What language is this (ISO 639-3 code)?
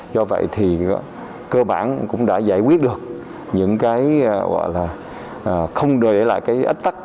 vie